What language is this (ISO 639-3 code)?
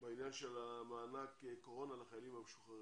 heb